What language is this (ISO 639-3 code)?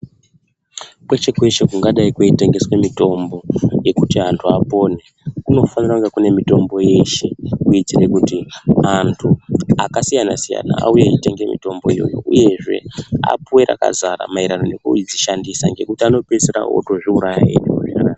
ndc